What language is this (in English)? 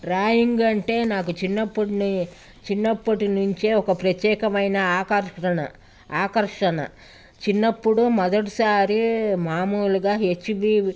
Telugu